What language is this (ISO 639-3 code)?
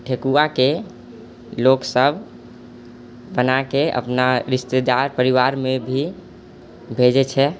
mai